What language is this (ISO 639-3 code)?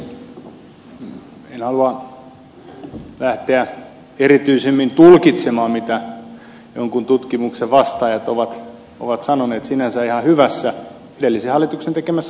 fin